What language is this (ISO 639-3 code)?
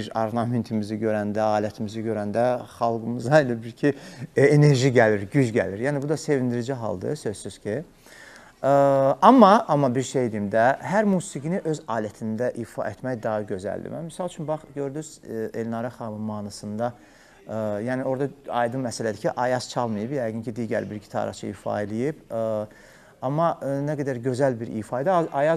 tur